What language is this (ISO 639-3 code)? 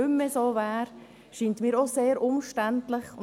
gsw